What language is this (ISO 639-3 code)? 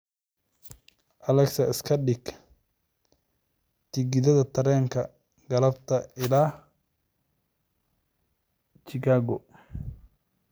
som